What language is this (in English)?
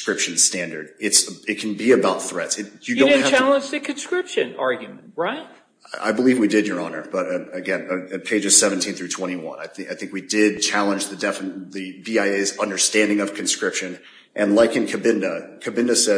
English